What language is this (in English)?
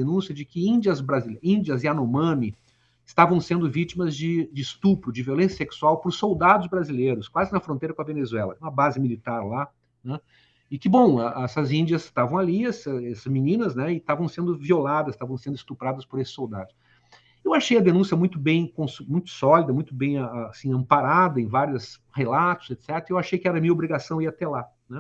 Portuguese